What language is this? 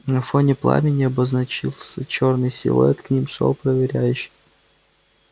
Russian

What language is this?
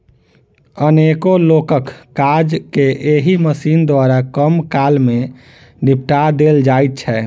Maithili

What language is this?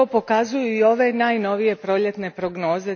Croatian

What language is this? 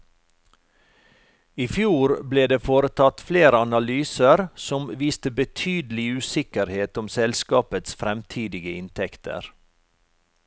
Norwegian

